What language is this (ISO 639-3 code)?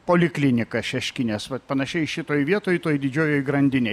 lit